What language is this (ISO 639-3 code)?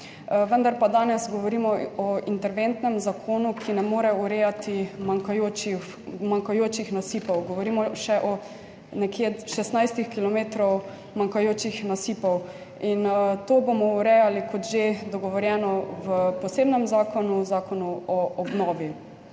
slv